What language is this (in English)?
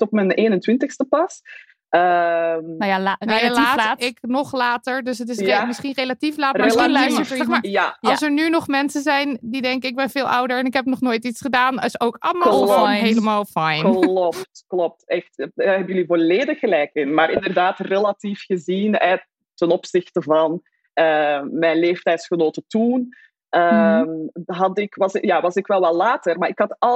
Dutch